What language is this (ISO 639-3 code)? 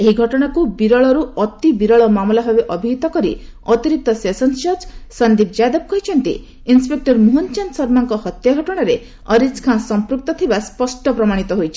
ori